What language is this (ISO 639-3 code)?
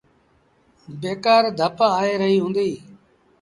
sbn